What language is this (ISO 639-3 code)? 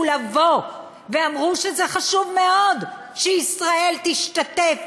heb